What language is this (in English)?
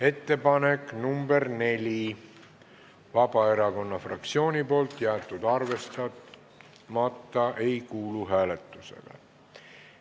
Estonian